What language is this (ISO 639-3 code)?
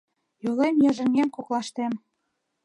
chm